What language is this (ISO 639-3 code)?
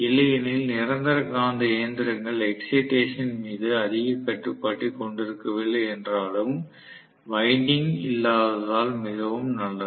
tam